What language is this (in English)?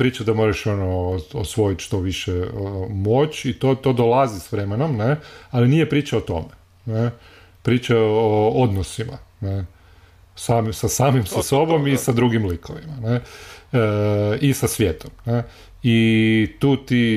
Croatian